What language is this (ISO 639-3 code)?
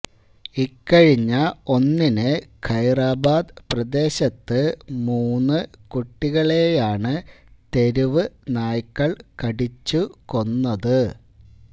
mal